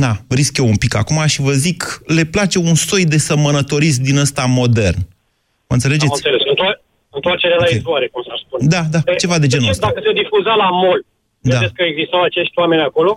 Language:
Romanian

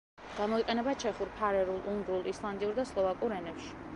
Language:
Georgian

